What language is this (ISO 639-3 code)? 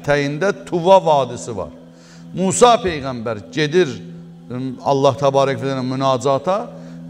tur